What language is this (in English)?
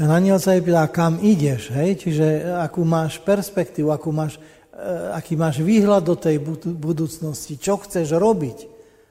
Slovak